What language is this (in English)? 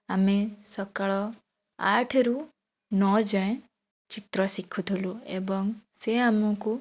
Odia